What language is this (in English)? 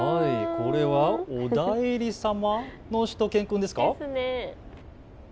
Japanese